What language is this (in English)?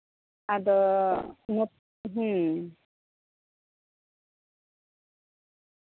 Santali